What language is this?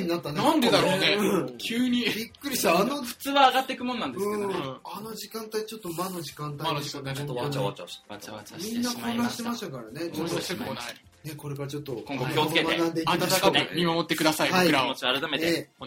Japanese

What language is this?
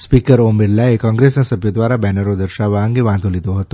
Gujarati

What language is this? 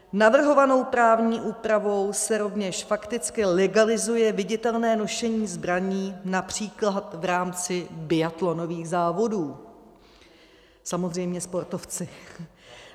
Czech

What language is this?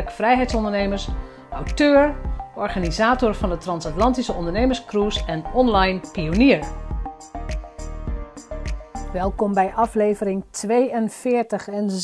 Dutch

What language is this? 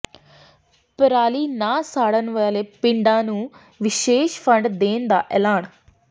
Punjabi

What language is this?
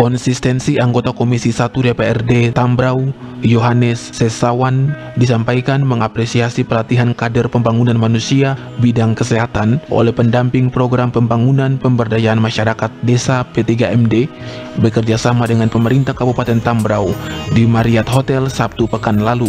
Indonesian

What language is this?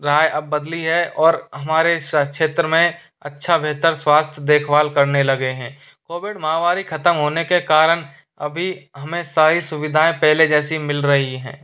Hindi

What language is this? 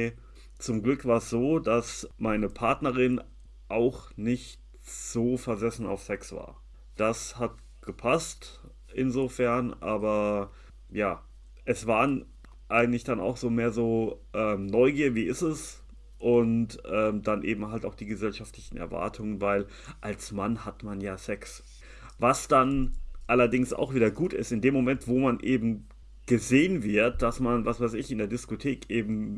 German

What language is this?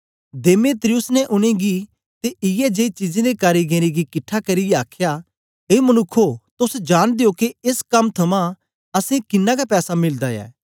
Dogri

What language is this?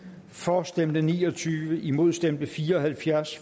Danish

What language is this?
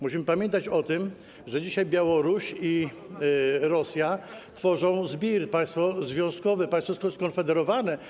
Polish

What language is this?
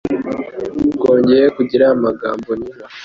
Kinyarwanda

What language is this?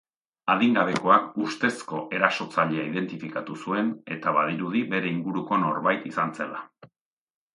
Basque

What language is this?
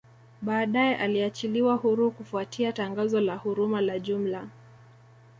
Swahili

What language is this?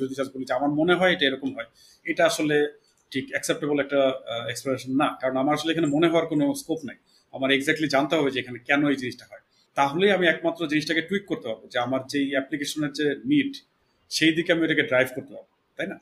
Bangla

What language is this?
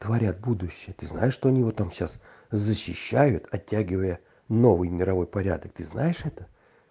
Russian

